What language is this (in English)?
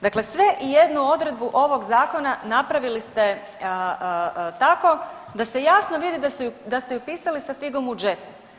Croatian